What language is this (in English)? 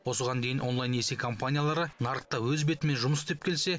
Kazakh